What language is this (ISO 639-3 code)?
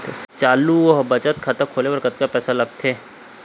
hne